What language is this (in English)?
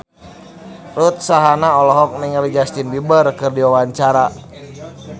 Sundanese